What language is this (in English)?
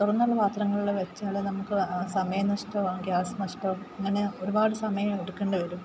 Malayalam